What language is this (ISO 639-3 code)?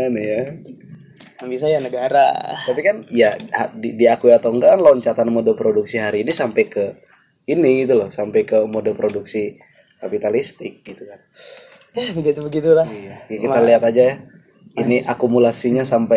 ind